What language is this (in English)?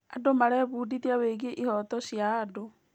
Kikuyu